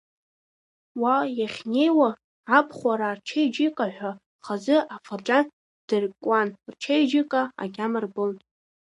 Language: Abkhazian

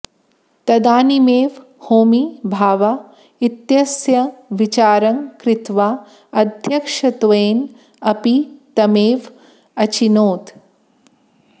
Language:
Sanskrit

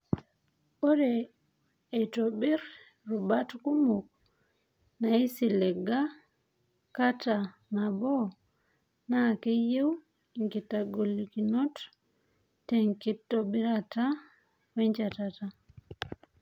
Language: Masai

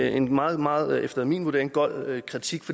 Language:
Danish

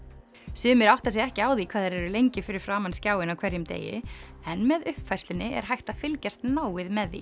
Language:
Icelandic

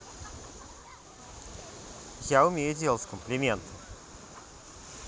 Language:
Russian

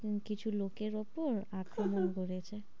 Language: Bangla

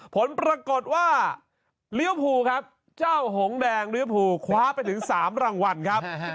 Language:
Thai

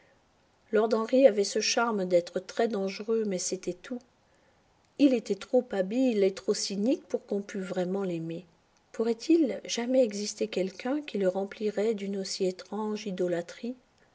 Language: French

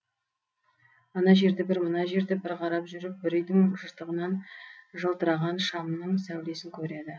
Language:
Kazakh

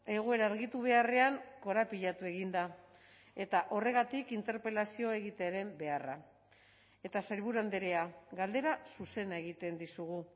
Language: Basque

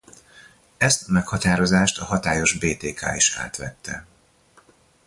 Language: Hungarian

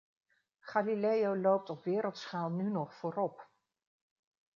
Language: Dutch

